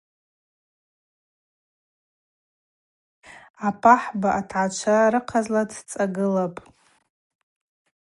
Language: Abaza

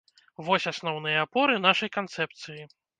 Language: Belarusian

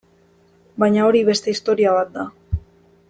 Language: Basque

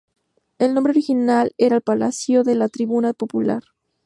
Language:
Spanish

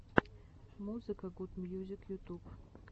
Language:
Russian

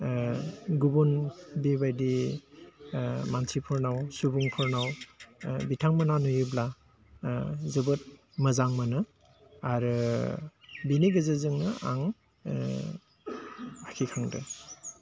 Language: Bodo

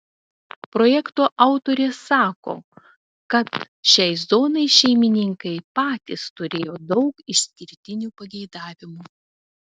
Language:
Lithuanian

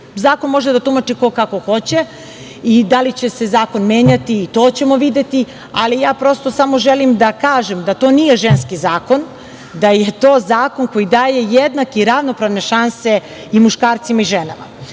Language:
Serbian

